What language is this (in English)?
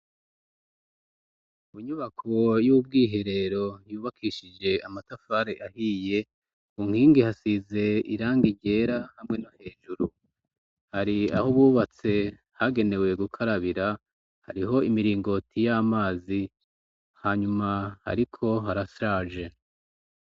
Rundi